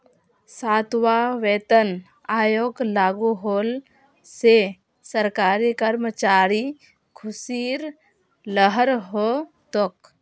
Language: Magahi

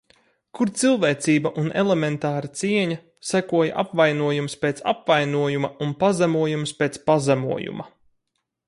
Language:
Latvian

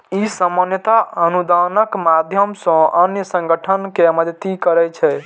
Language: Maithili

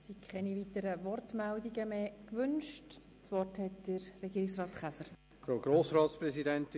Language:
Swiss German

